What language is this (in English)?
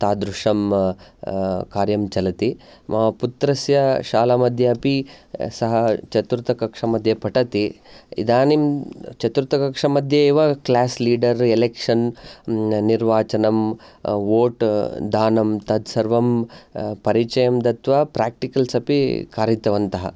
Sanskrit